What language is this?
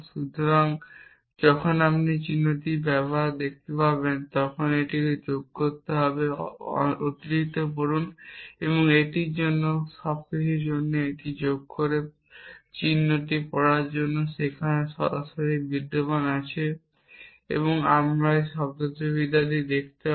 Bangla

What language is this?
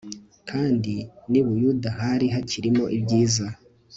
Kinyarwanda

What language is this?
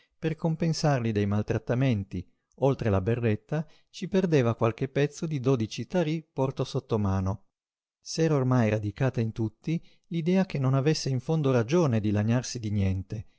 Italian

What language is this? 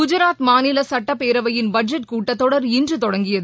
Tamil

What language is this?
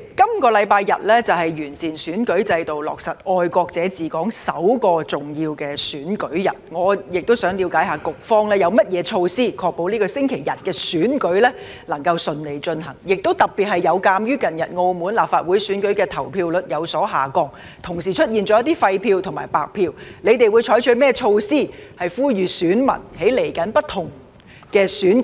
Cantonese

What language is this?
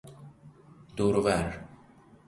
Persian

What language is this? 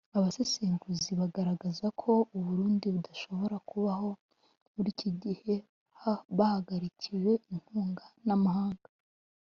Kinyarwanda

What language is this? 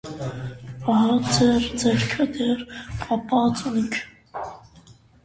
Armenian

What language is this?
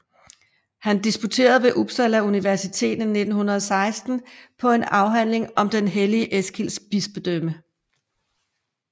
Danish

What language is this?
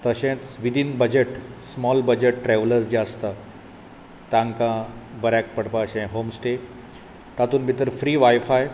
Konkani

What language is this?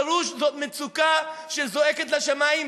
Hebrew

